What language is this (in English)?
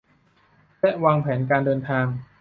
Thai